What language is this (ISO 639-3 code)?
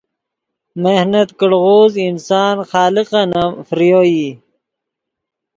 ydg